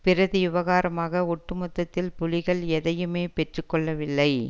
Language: Tamil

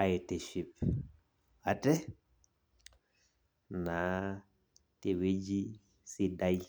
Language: Masai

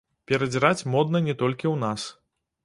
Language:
Belarusian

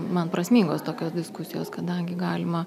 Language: Lithuanian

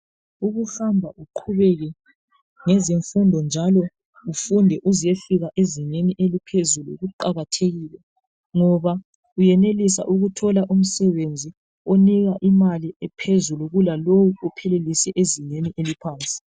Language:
North Ndebele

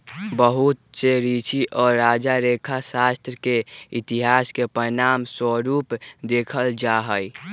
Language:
Magahi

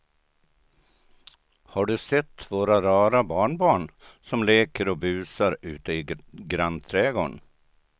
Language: Swedish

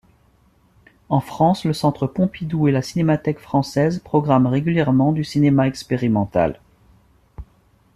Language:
French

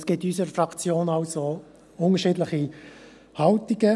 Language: Swiss German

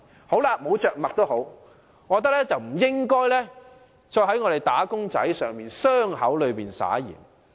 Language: Cantonese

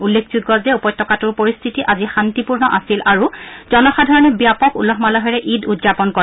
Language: Assamese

